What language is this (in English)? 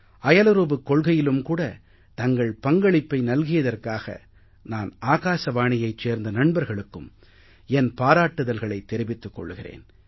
Tamil